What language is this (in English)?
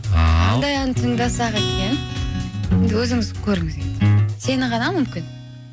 Kazakh